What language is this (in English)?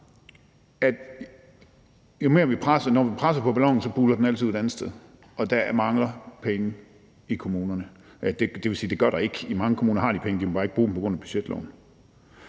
Danish